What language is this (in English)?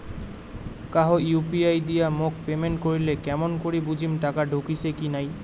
Bangla